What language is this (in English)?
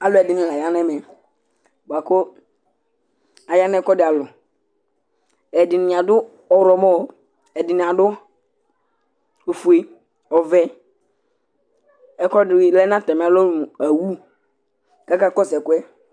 Ikposo